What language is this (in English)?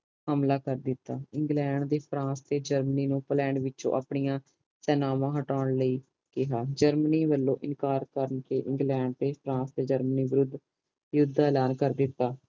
Punjabi